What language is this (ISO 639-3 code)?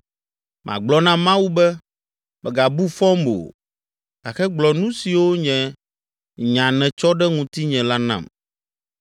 ewe